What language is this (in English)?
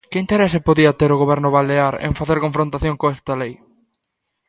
Galician